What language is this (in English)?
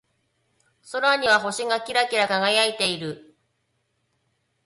Japanese